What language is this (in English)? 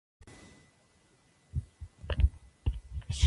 Spanish